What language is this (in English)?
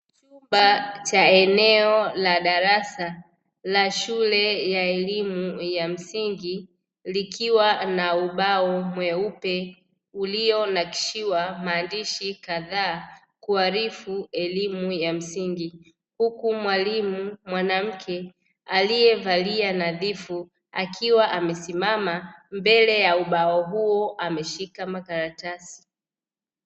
Swahili